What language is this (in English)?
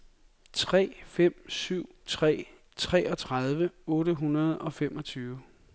Danish